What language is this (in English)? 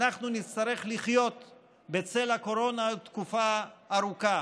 Hebrew